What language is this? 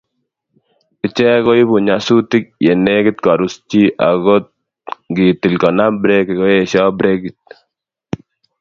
Kalenjin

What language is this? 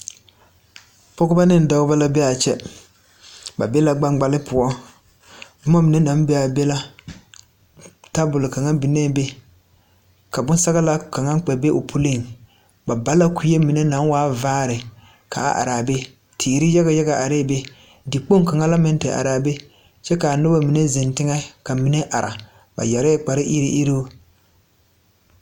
Southern Dagaare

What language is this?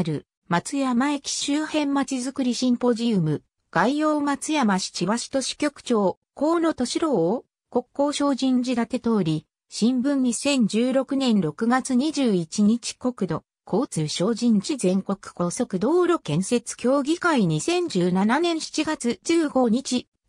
Japanese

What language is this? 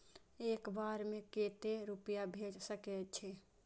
Maithili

